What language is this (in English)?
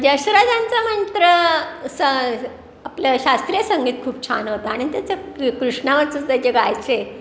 Marathi